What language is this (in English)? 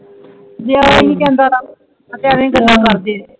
Punjabi